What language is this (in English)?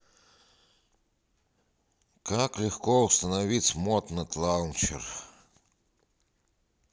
Russian